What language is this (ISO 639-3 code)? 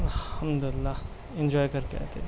urd